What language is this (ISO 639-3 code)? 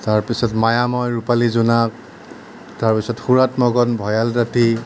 asm